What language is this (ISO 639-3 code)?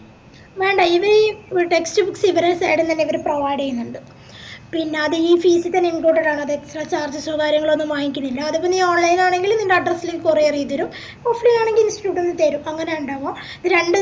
mal